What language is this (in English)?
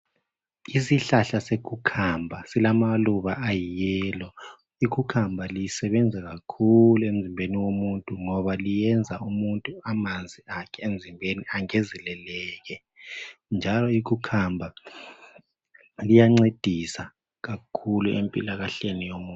North Ndebele